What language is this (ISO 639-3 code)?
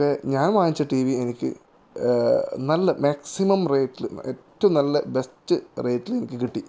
mal